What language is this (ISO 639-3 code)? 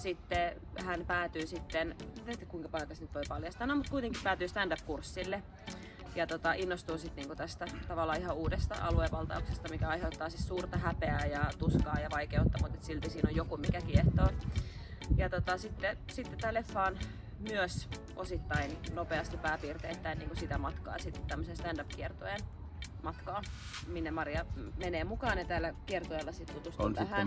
fin